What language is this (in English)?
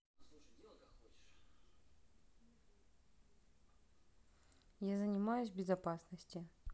Russian